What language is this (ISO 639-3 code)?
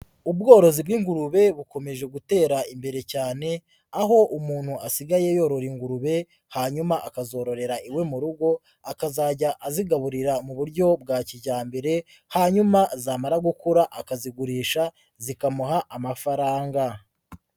kin